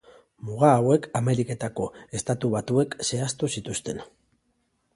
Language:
Basque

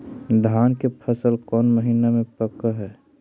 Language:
Magahi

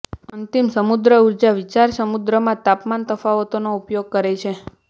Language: Gujarati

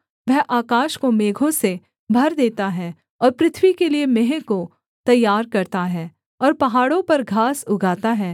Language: Hindi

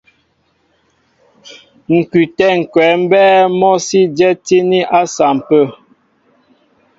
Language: Mbo (Cameroon)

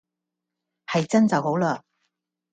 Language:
Cantonese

